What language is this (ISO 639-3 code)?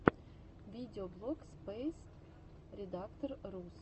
rus